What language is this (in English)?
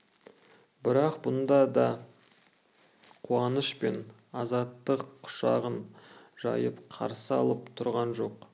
Kazakh